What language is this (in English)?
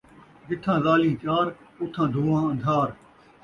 Saraiki